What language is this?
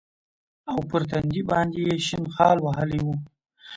Pashto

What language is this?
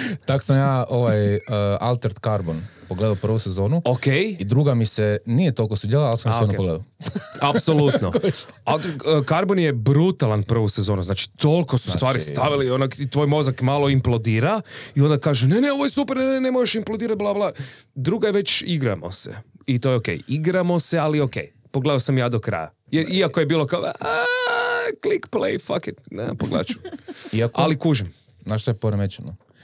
Croatian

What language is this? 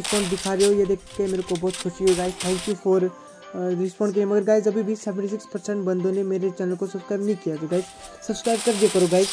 Hindi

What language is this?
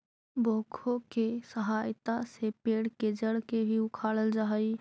Magahi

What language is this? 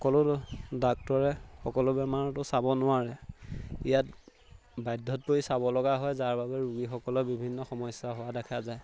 Assamese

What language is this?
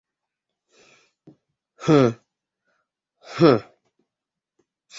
Bashkir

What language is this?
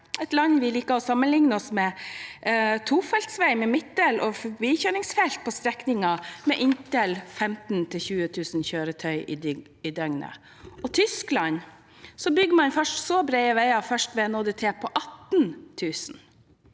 Norwegian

